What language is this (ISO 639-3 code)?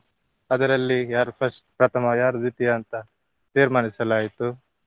kan